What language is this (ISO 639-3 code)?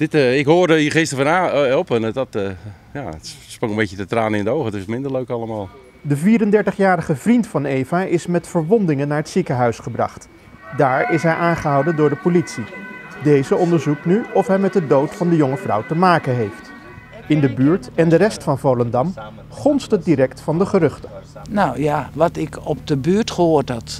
nld